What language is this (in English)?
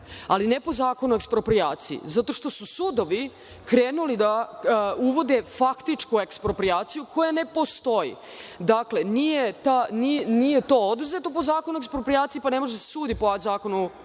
Serbian